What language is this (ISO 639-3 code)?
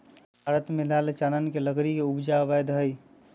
mag